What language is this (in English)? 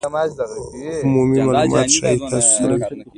Pashto